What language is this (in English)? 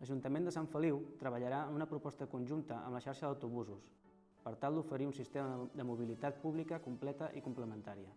Catalan